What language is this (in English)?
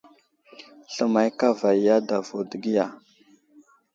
Wuzlam